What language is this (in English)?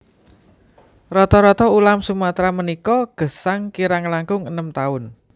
Javanese